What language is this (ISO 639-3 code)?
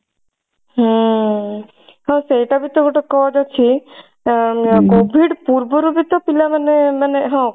ori